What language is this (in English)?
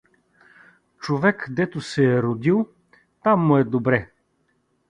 Bulgarian